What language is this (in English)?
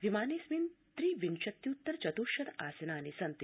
Sanskrit